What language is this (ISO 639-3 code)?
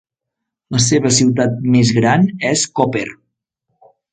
cat